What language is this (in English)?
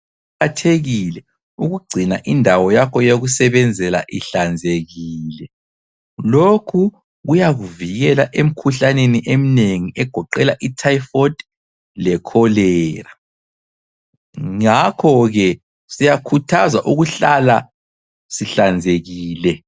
North Ndebele